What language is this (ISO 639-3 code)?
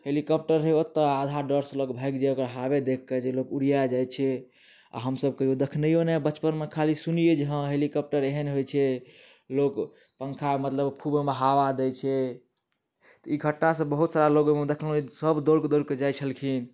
mai